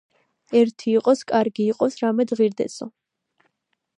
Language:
Georgian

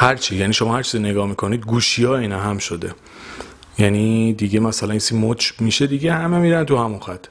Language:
Persian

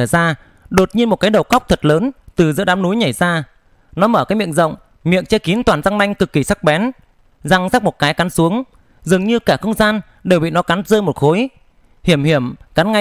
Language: Vietnamese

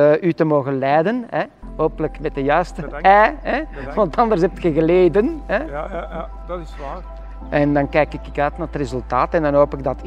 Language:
Dutch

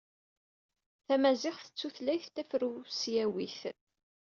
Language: Kabyle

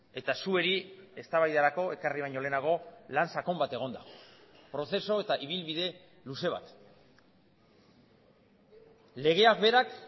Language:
Basque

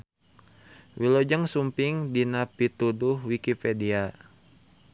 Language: Sundanese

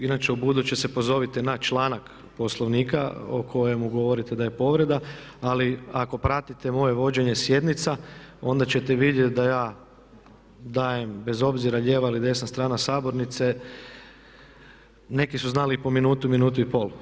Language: Croatian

